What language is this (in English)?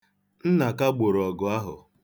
Igbo